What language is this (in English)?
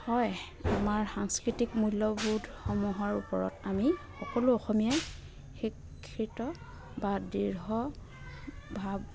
Assamese